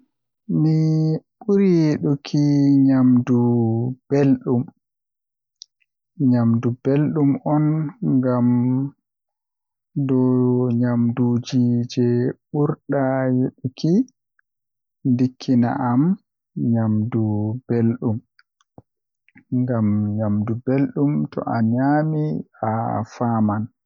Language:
Western Niger Fulfulde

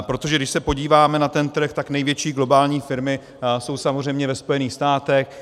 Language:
Czech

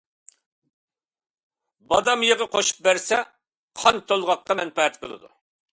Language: Uyghur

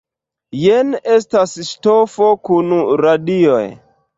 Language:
Esperanto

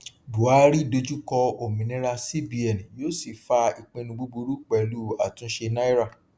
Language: Yoruba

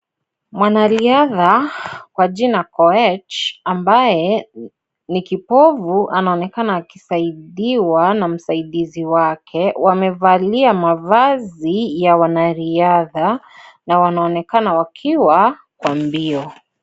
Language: Swahili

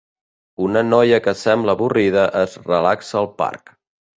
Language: Catalan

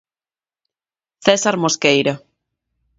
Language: Galician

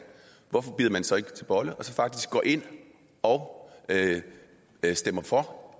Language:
Danish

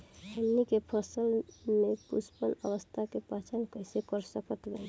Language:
Bhojpuri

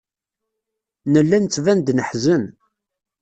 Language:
Kabyle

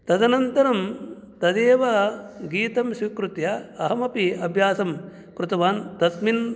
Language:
Sanskrit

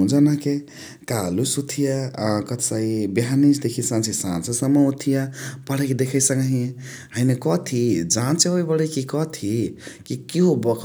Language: Chitwania Tharu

